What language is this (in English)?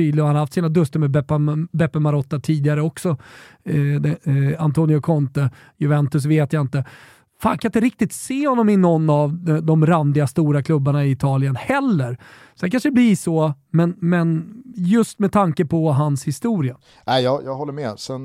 Swedish